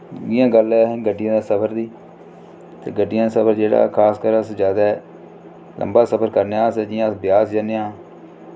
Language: Dogri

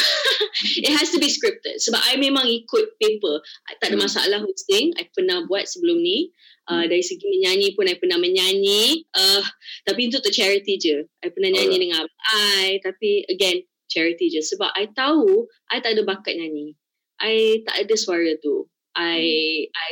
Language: Malay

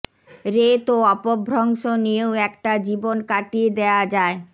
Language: Bangla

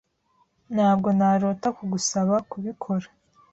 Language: Kinyarwanda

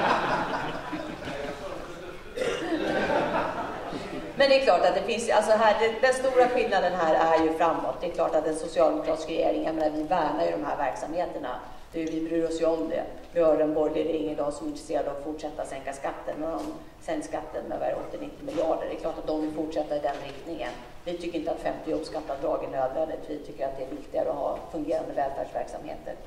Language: Swedish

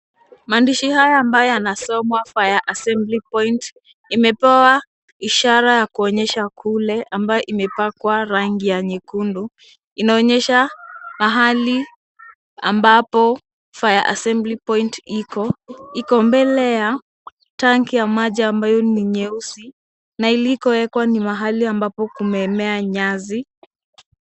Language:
Swahili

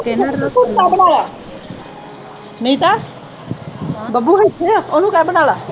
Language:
Punjabi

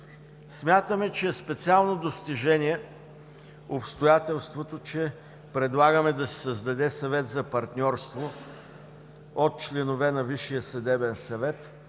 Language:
Bulgarian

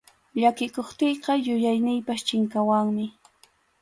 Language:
Arequipa-La Unión Quechua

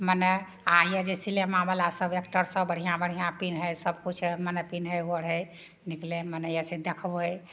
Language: Maithili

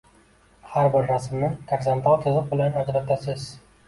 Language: Uzbek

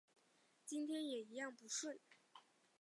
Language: Chinese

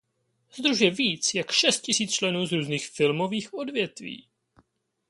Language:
Czech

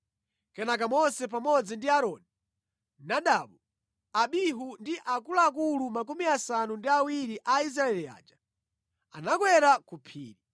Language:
Nyanja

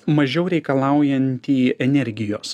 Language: Lithuanian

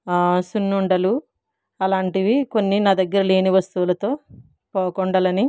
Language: Telugu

